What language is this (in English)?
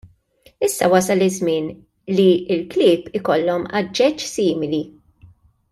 Maltese